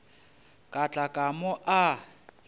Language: Northern Sotho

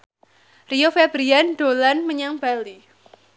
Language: Javanese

